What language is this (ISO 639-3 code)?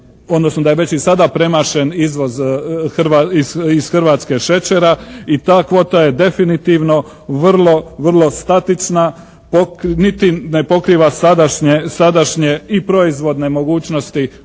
hrv